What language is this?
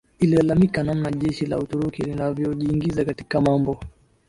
Swahili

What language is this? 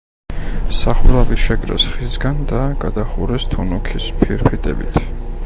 Georgian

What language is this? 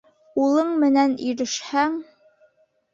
Bashkir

